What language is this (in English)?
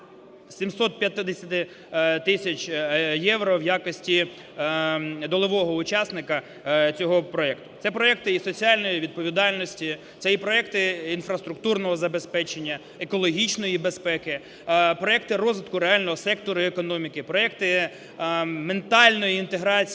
Ukrainian